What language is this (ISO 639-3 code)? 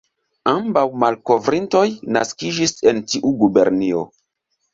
epo